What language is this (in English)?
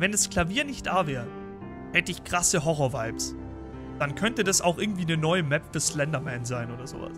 German